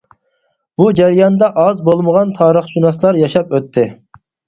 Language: Uyghur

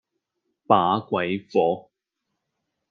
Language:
Cantonese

